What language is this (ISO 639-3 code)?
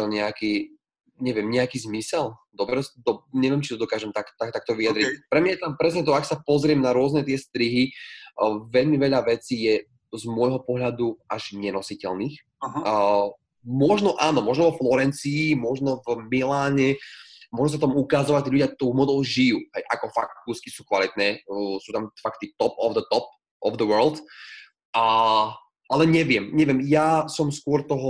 slk